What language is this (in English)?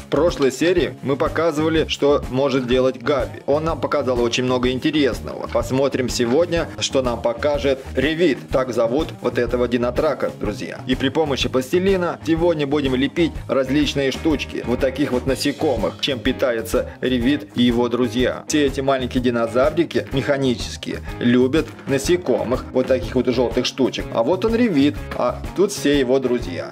Russian